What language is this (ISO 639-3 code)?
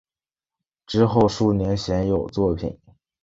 zho